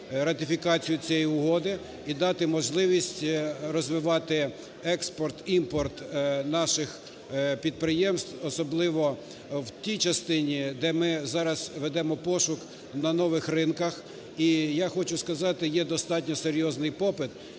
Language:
Ukrainian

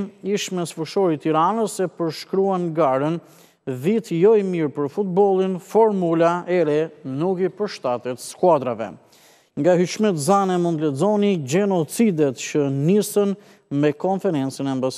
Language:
Romanian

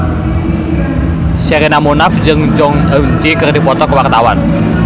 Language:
Sundanese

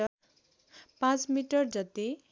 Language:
Nepali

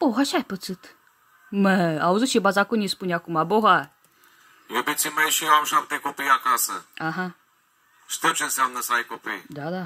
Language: Romanian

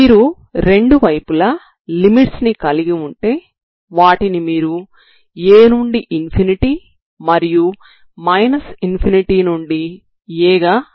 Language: Telugu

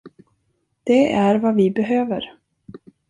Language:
Swedish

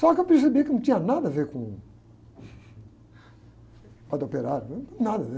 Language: Portuguese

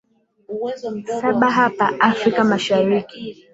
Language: Swahili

